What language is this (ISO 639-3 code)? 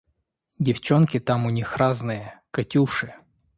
rus